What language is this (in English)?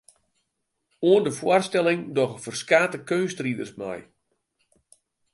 Western Frisian